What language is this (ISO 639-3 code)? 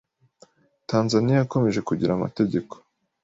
kin